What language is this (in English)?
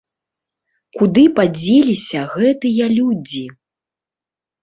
Belarusian